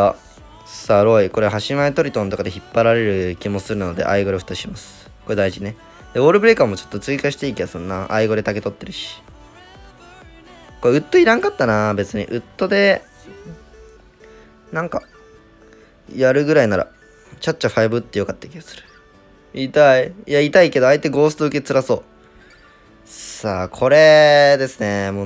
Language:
Japanese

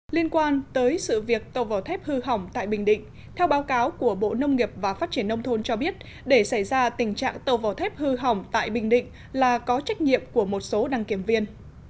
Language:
Vietnamese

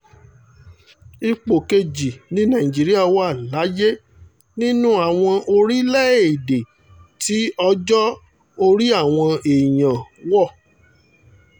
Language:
Yoruba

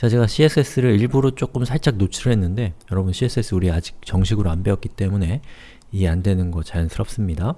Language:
Korean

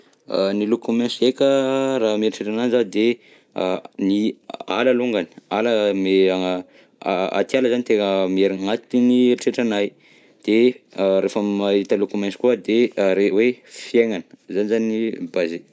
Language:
Southern Betsimisaraka Malagasy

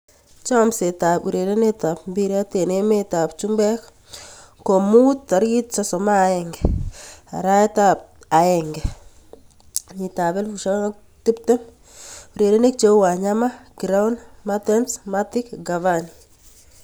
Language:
Kalenjin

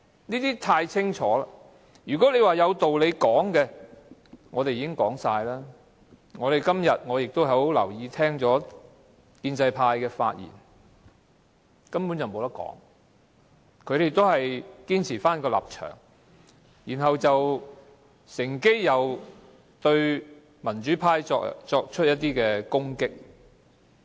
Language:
Cantonese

